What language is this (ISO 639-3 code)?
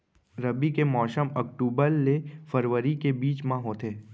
hne